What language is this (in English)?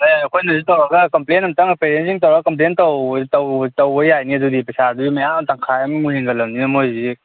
Manipuri